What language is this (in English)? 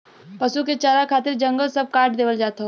Bhojpuri